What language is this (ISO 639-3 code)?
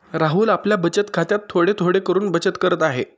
mar